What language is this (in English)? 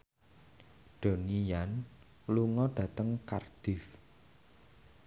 Javanese